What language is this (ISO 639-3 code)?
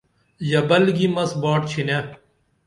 dml